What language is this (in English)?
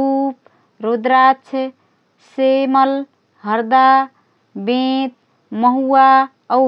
Rana Tharu